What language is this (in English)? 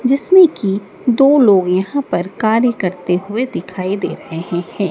Hindi